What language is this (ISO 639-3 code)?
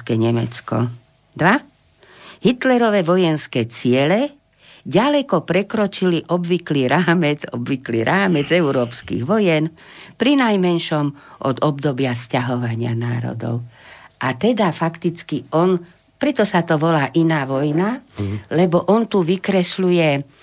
slk